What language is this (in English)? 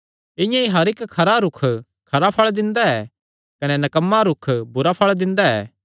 Kangri